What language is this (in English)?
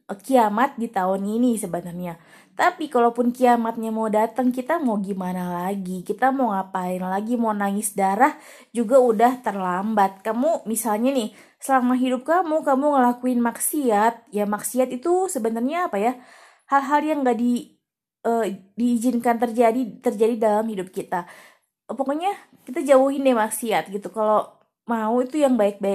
Indonesian